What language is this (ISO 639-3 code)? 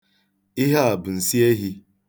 ibo